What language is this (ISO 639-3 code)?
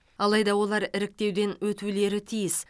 kaz